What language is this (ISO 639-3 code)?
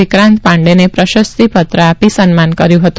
guj